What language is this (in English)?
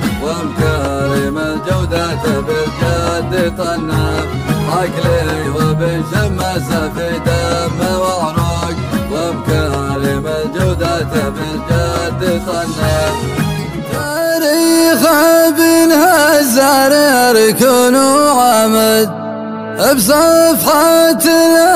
Arabic